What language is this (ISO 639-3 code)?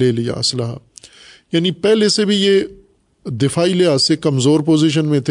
urd